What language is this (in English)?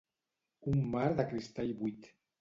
Catalan